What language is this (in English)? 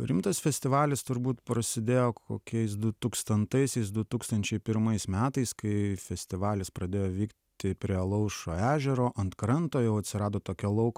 Lithuanian